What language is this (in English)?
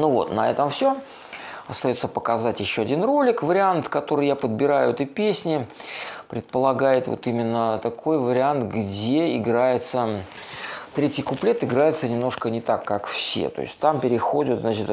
Russian